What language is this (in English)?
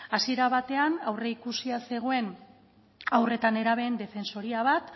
Basque